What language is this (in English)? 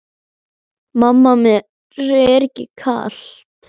Icelandic